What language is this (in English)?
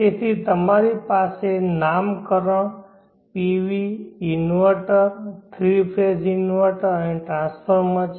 Gujarati